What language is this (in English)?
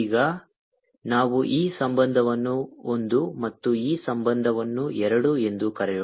Kannada